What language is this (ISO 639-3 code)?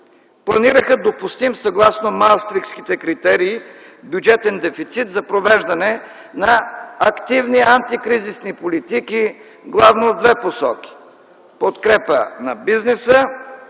bul